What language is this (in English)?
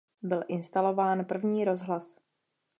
Czech